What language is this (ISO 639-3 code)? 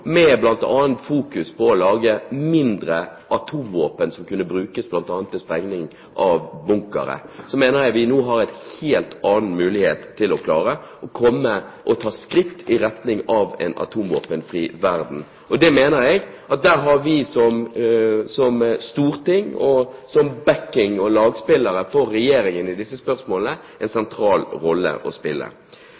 nob